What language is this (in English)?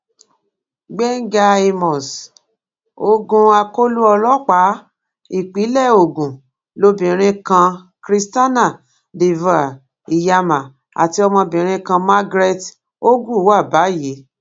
Yoruba